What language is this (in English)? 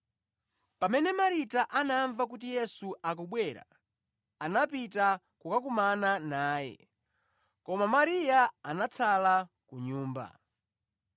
Nyanja